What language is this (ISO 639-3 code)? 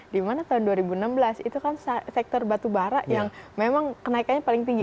ind